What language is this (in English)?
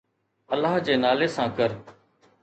Sindhi